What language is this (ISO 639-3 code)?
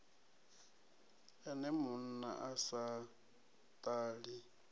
ven